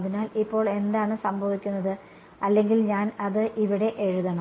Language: Malayalam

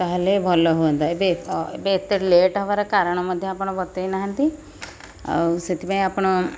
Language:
Odia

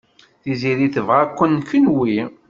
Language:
Kabyle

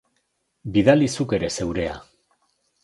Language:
Basque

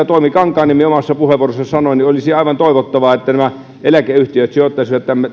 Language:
Finnish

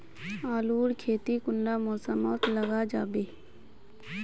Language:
Magahi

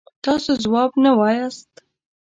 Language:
Pashto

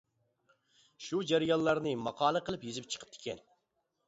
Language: Uyghur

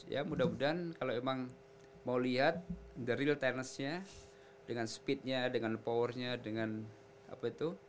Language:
Indonesian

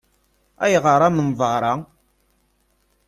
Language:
Kabyle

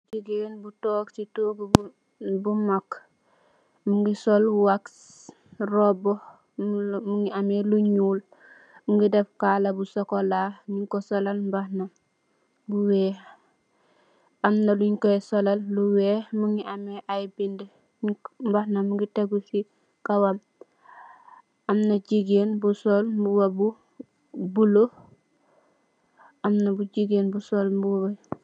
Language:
Wolof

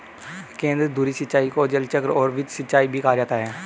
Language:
Hindi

